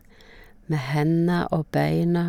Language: Norwegian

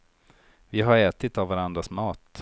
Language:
Swedish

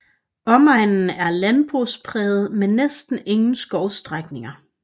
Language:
Danish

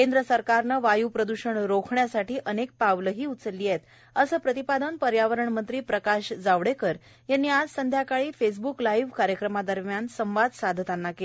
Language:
Marathi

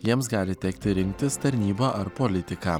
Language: Lithuanian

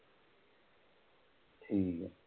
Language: Punjabi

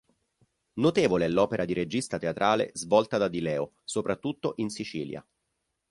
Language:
Italian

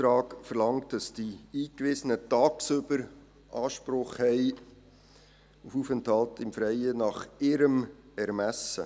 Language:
Swiss German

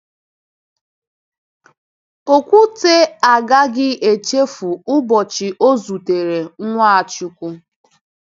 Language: Igbo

